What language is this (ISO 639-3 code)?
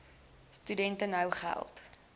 afr